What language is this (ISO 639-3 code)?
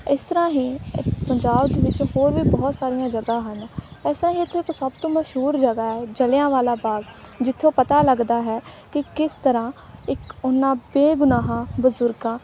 pan